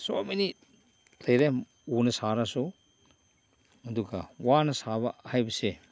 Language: Manipuri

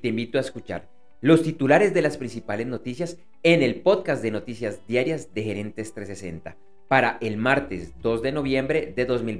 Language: Spanish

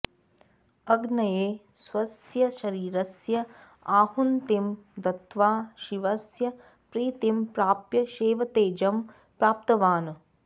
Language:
Sanskrit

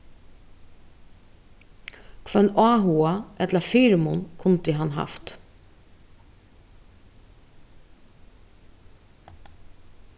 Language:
Faroese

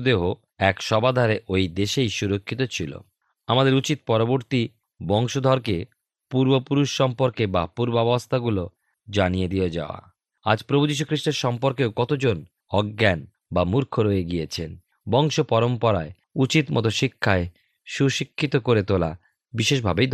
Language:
Bangla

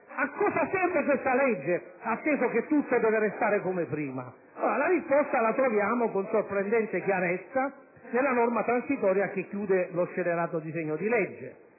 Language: Italian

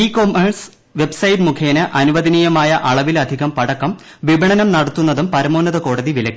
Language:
Malayalam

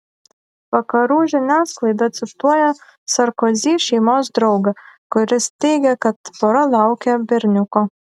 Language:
Lithuanian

